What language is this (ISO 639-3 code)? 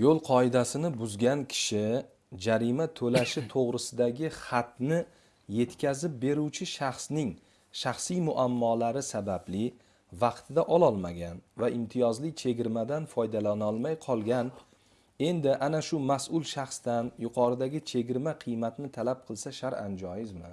tur